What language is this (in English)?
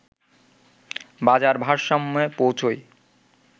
Bangla